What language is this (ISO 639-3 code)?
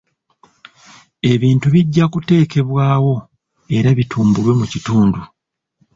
lug